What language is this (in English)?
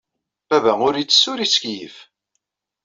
Kabyle